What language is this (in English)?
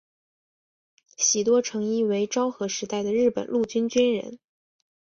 Chinese